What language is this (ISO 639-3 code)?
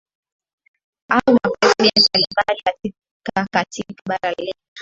swa